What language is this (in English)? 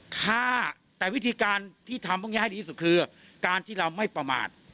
Thai